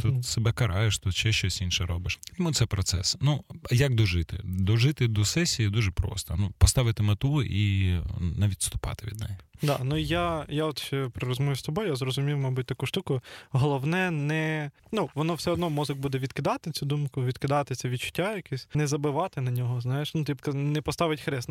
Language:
Ukrainian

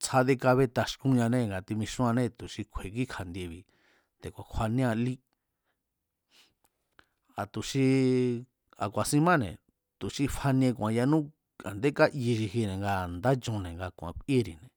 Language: Mazatlán Mazatec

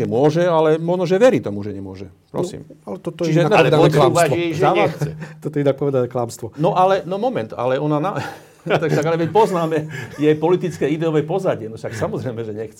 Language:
Slovak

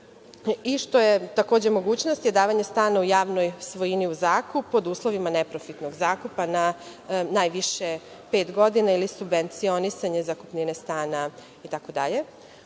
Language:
Serbian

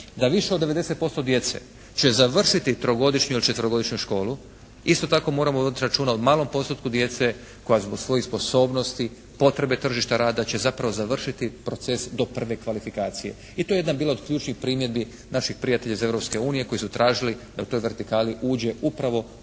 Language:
Croatian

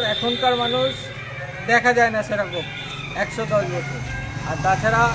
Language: Bangla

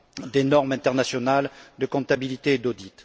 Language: French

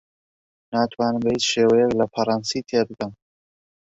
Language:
Central Kurdish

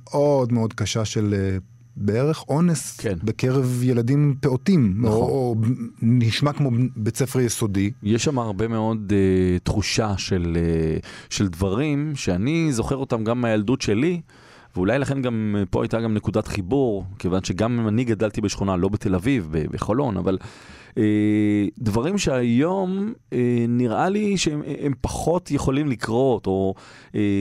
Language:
Hebrew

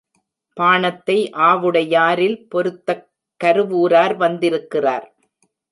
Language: Tamil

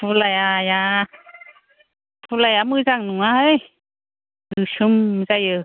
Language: Bodo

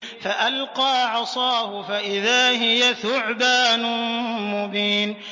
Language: Arabic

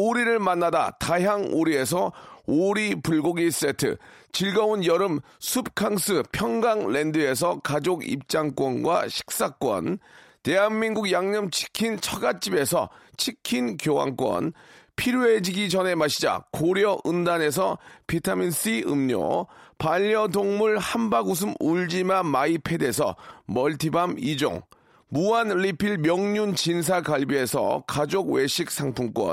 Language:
Korean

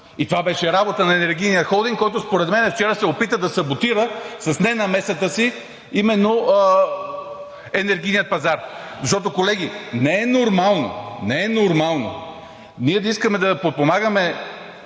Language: Bulgarian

